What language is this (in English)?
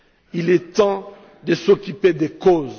French